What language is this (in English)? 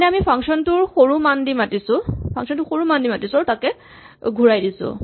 Assamese